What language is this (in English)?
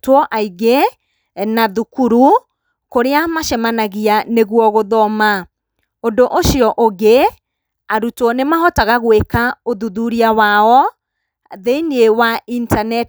Kikuyu